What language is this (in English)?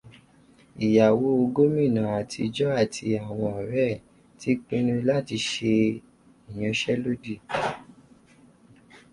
Yoruba